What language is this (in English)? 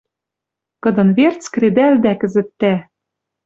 Western Mari